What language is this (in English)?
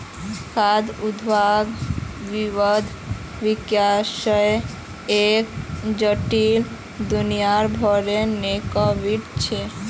Magahi